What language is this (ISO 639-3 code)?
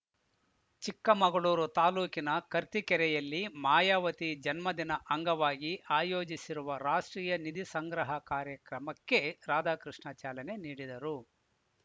kan